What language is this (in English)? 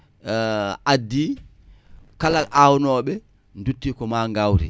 Wolof